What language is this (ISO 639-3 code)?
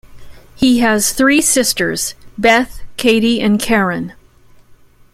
eng